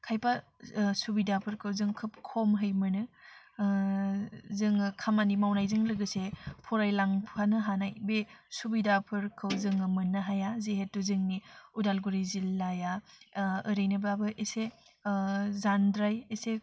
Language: Bodo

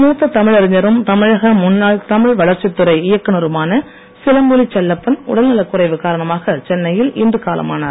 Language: Tamil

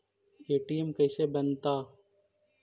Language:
Magahi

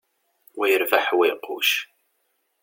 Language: Kabyle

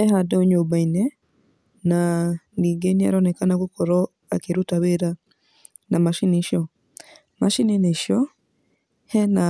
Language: Kikuyu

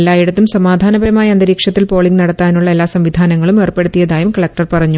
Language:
Malayalam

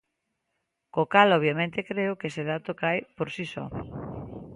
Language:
Galician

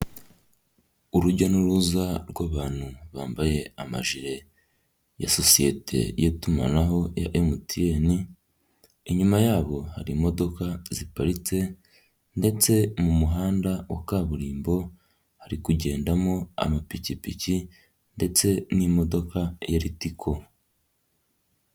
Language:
Kinyarwanda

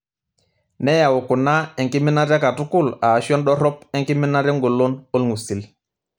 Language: Masai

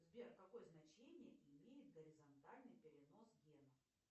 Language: Russian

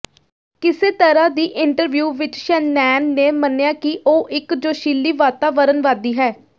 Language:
Punjabi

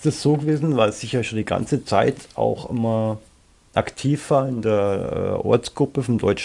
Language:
German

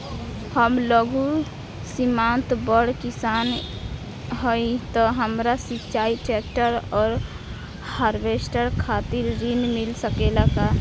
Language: Bhojpuri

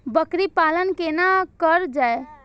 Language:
Maithili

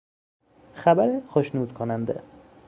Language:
Persian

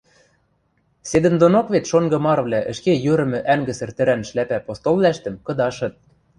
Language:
Western Mari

